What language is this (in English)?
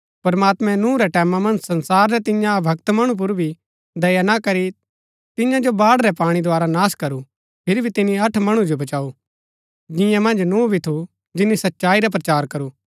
Gaddi